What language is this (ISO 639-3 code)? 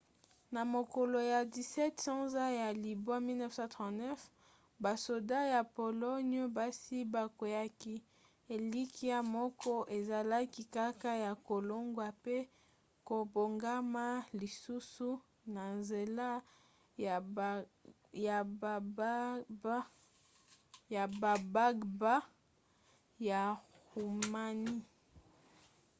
lin